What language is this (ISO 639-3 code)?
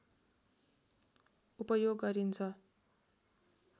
nep